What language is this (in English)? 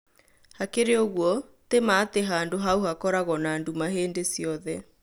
Kikuyu